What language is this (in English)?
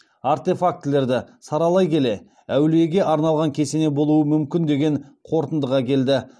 Kazakh